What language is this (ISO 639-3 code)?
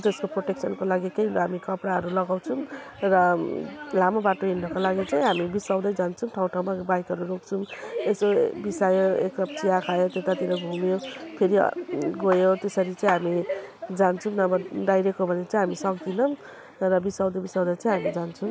nep